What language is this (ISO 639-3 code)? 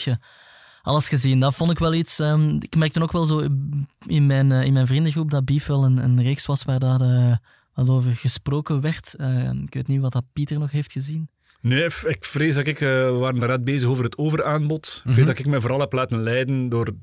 nld